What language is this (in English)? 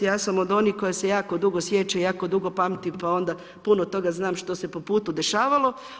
Croatian